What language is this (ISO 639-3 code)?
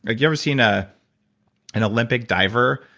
eng